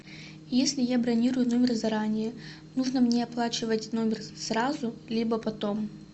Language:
Russian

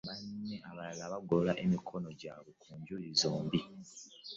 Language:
Ganda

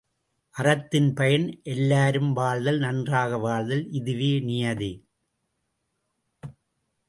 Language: Tamil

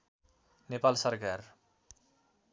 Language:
Nepali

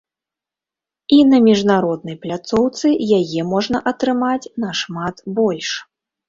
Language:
Belarusian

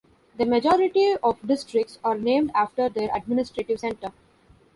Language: English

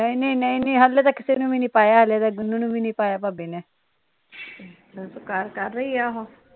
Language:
Punjabi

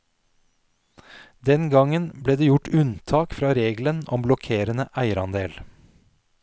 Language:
Norwegian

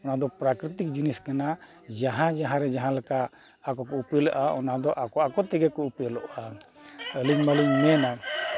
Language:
Santali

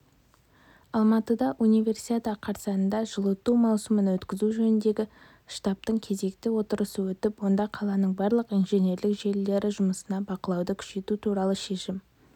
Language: Kazakh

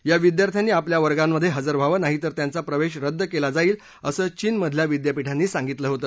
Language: Marathi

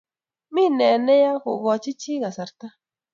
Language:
Kalenjin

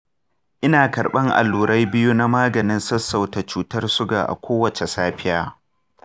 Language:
Hausa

